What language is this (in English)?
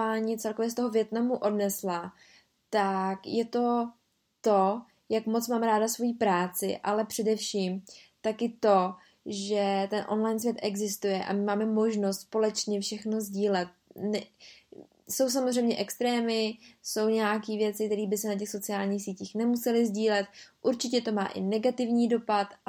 Czech